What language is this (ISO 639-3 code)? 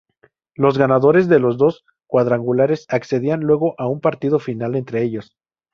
spa